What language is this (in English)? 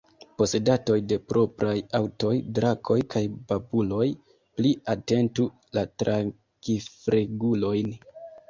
Esperanto